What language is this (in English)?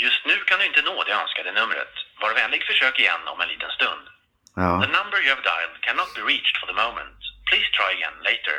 Swedish